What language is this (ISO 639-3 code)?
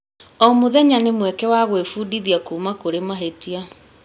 kik